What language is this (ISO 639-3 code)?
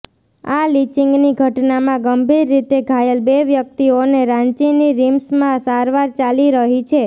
guj